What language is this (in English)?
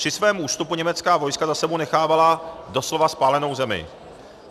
Czech